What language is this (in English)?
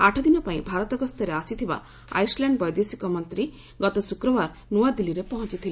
Odia